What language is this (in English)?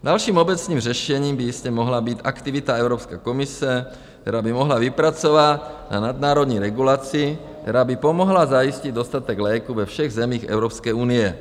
Czech